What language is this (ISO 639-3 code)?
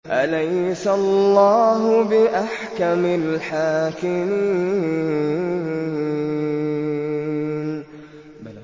ara